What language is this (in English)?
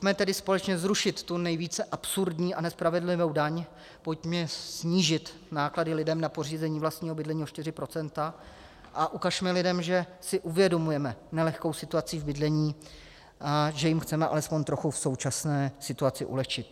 Czech